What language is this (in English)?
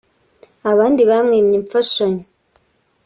Kinyarwanda